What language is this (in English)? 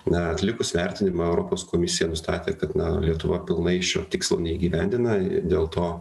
Lithuanian